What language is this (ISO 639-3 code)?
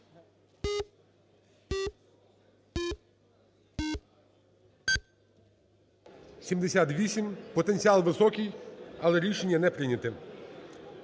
ukr